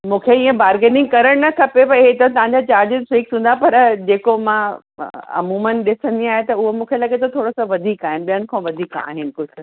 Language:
Sindhi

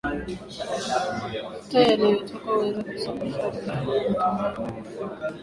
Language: Swahili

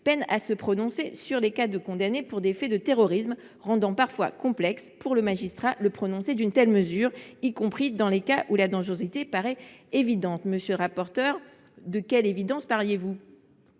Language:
French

